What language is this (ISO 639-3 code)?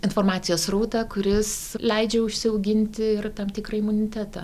lit